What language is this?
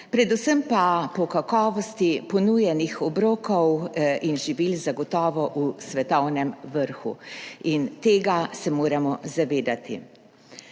Slovenian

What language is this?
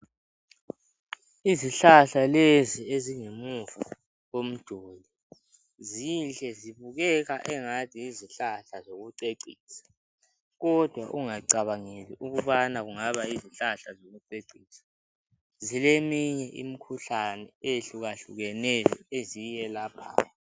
North Ndebele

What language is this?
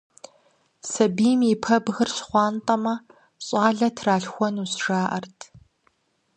Kabardian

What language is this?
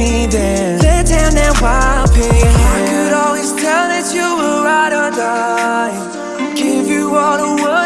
English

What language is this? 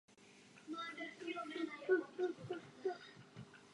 Czech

